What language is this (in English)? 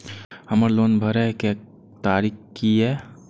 Maithili